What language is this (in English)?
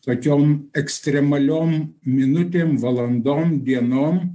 Lithuanian